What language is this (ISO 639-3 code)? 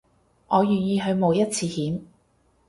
yue